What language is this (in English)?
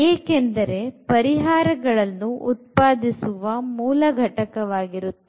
Kannada